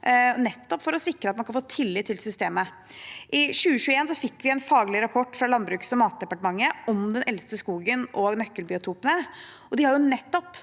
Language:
Norwegian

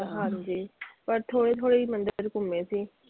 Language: Punjabi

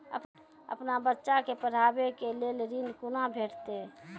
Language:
Maithili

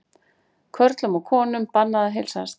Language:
Icelandic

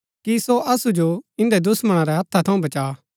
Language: Gaddi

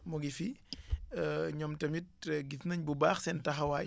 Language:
Wolof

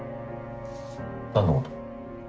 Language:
Japanese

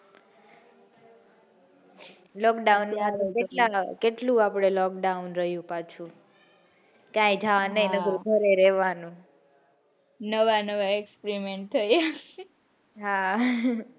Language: Gujarati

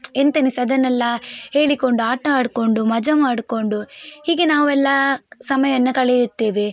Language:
Kannada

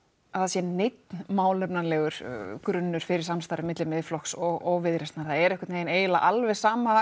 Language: Icelandic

